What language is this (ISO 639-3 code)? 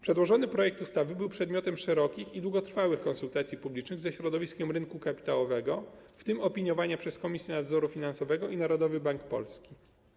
pol